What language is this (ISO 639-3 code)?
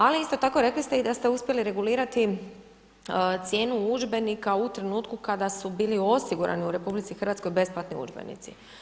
hrv